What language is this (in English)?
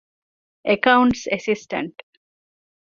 Divehi